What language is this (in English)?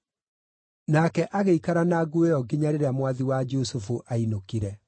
Kikuyu